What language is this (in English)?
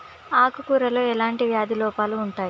Telugu